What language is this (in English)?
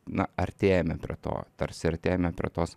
Lithuanian